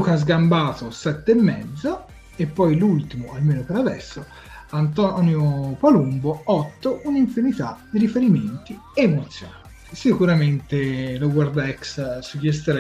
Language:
Italian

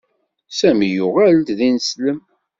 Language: Kabyle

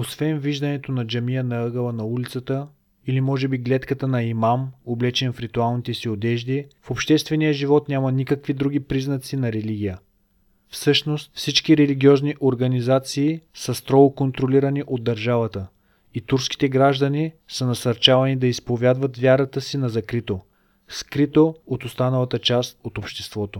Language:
Bulgarian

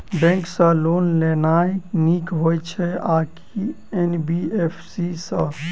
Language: Maithili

